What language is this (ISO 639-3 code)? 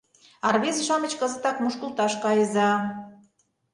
chm